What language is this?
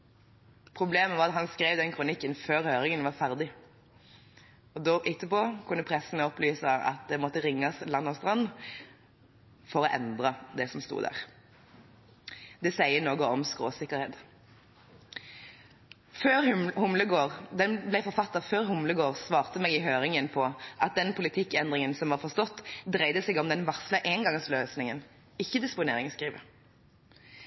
Norwegian Bokmål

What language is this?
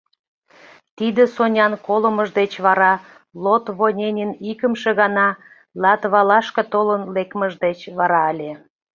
Mari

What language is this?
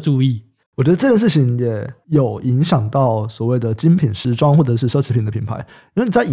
Chinese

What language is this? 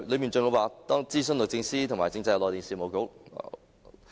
Cantonese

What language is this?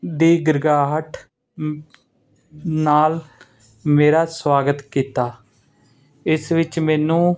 Punjabi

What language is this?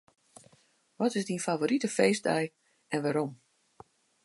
Western Frisian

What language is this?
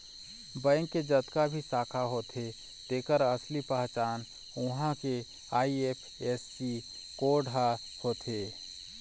Chhattisgarhi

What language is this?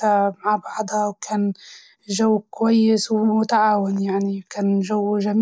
Libyan Arabic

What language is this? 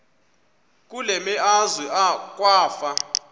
Xhosa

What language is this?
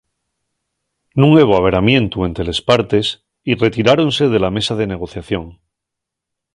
Asturian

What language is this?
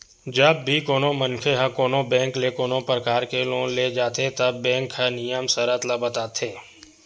Chhattisgarhi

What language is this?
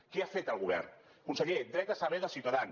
Catalan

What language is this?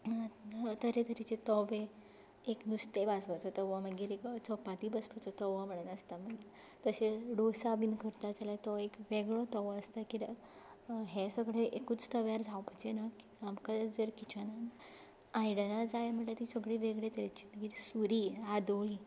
Konkani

